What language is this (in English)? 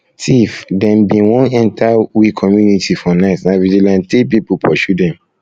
Nigerian Pidgin